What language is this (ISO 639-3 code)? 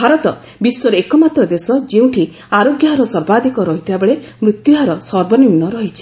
ori